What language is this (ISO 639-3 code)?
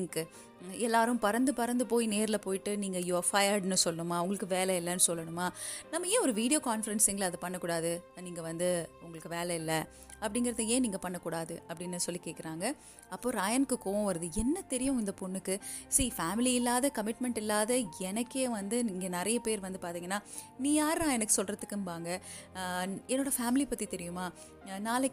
tam